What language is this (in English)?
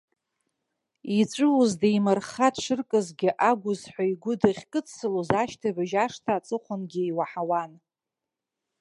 Abkhazian